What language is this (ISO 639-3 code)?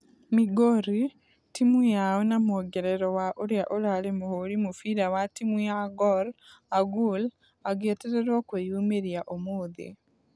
kik